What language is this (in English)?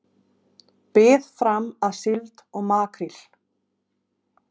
Icelandic